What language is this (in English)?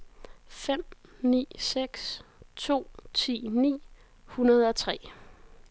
Danish